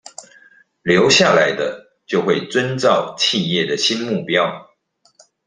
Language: Chinese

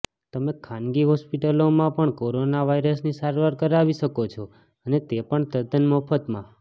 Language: Gujarati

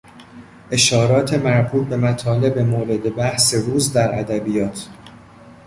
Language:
Persian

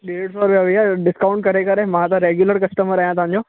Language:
Sindhi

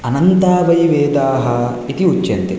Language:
Sanskrit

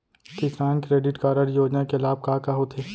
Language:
Chhattisgarhi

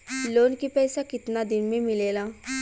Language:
Bhojpuri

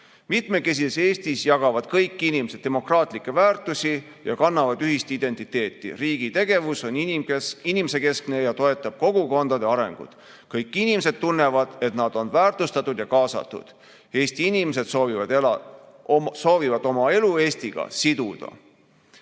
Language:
Estonian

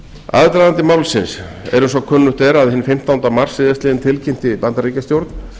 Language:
Icelandic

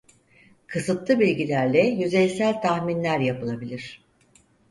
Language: Turkish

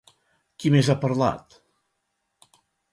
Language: Catalan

